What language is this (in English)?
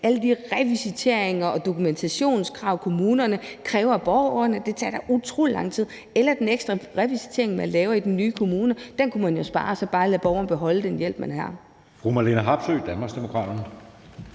Danish